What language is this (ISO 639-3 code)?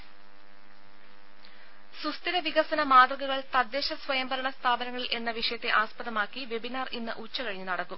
mal